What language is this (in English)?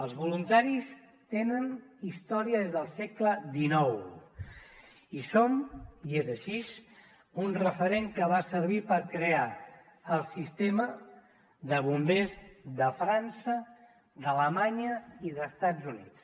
Catalan